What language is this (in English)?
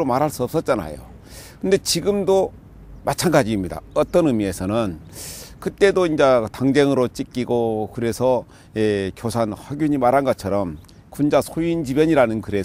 Korean